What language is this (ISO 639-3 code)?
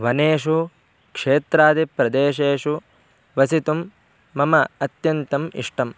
san